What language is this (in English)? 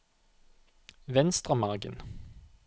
Norwegian